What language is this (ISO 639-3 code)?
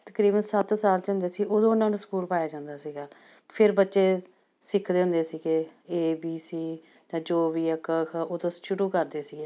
pan